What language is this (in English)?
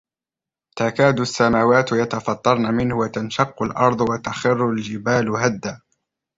Arabic